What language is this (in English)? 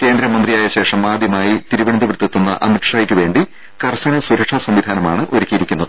Malayalam